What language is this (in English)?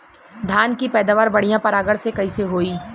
Bhojpuri